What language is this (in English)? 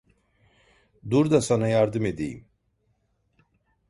Turkish